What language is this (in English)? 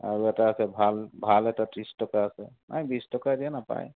Assamese